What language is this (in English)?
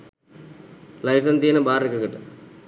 Sinhala